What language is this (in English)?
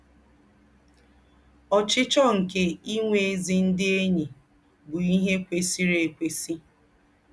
Igbo